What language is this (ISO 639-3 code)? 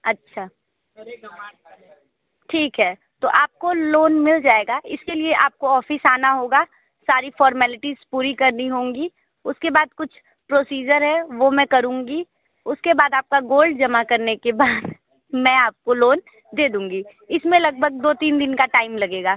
hin